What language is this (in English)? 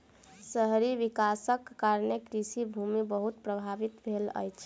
Maithili